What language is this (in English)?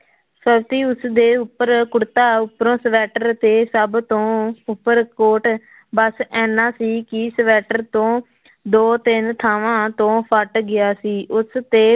Punjabi